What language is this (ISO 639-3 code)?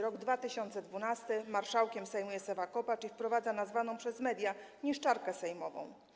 pol